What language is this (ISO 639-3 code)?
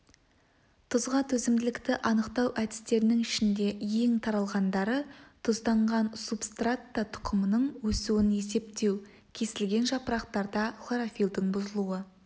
kaz